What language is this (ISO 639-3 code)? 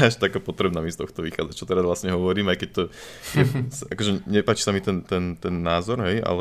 slk